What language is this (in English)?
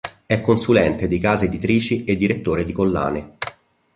Italian